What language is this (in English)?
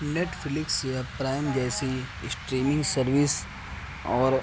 Urdu